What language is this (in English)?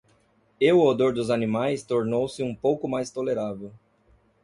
Portuguese